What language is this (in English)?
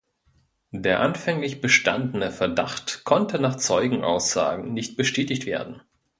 German